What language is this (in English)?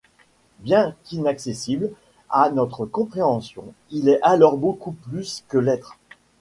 French